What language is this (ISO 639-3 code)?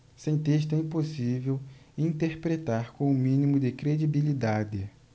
por